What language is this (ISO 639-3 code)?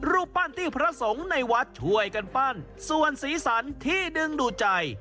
tha